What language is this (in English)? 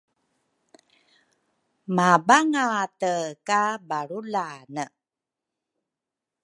Rukai